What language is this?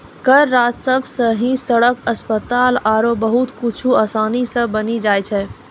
Maithili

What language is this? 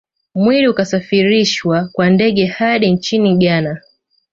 Swahili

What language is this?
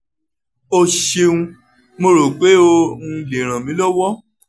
Yoruba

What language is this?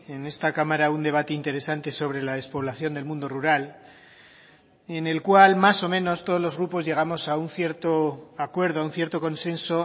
Spanish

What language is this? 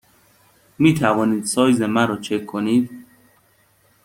Persian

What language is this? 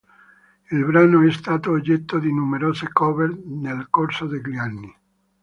Italian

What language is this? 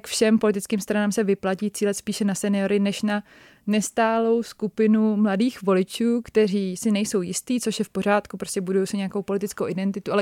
Czech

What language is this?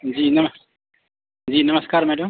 Maithili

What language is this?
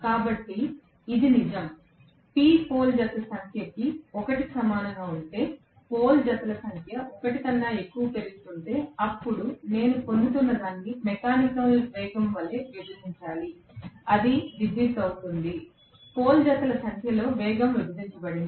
Telugu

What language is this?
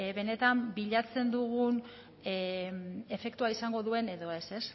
Basque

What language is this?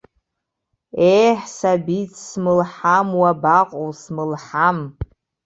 Abkhazian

